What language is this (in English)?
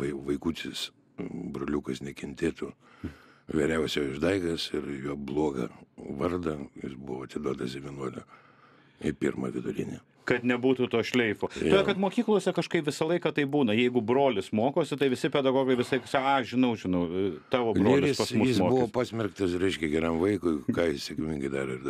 Lithuanian